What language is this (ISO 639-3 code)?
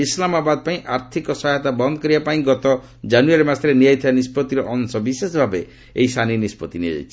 ori